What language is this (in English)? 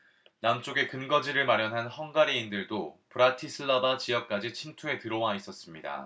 Korean